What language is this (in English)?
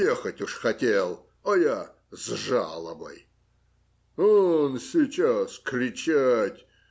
Russian